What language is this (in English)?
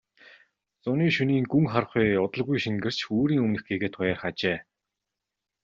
Mongolian